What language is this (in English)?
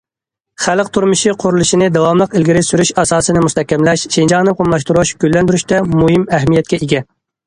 Uyghur